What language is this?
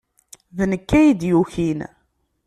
Kabyle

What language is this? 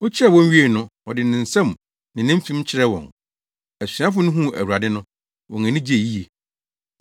Akan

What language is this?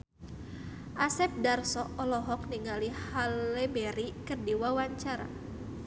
Sundanese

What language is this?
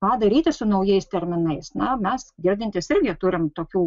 Lithuanian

